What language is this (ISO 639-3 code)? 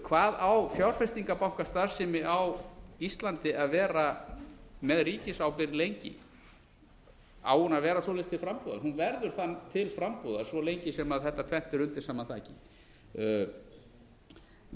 isl